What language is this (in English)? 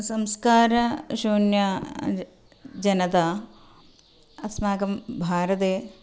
Sanskrit